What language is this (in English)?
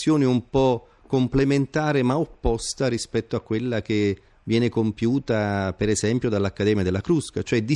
Italian